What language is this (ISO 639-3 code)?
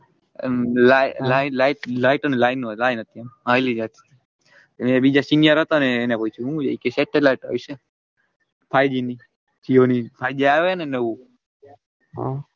guj